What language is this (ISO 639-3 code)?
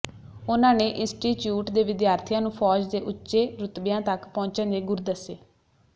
pan